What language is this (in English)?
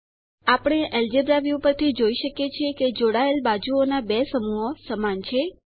Gujarati